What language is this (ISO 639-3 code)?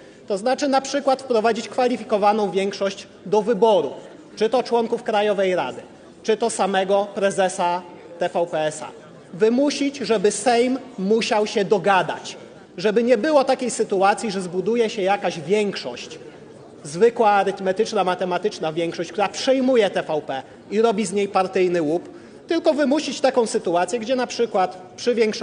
pol